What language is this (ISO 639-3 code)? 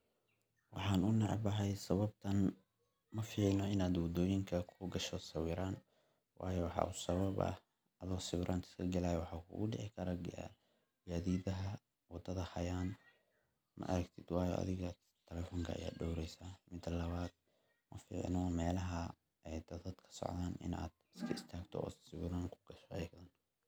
som